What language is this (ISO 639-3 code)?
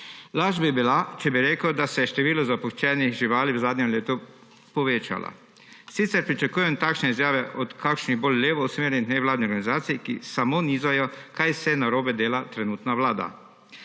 slv